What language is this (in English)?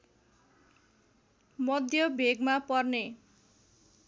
Nepali